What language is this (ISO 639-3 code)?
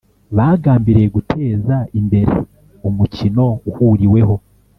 kin